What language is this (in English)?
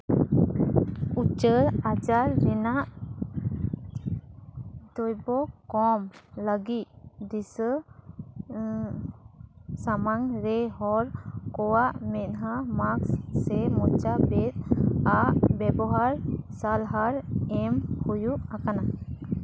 Santali